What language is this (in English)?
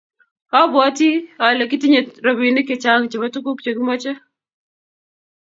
Kalenjin